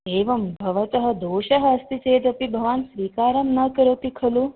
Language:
Sanskrit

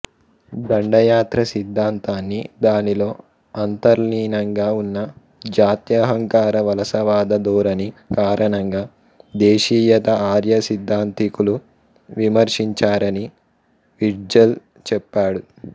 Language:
Telugu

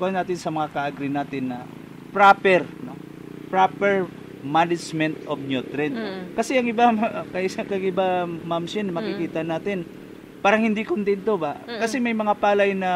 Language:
Filipino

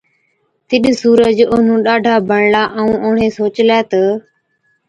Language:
Od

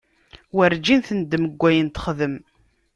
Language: Kabyle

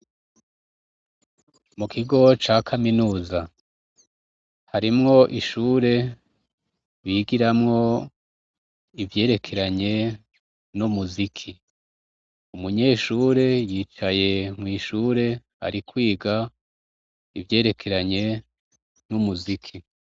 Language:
Rundi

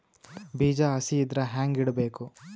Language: Kannada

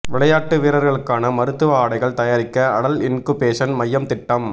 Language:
Tamil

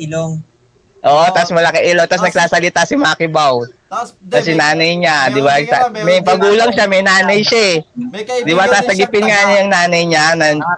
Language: Filipino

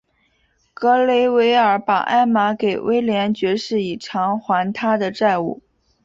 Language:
Chinese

